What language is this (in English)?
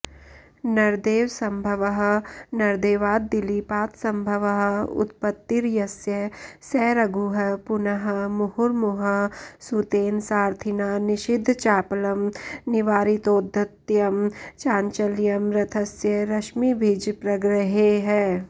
Sanskrit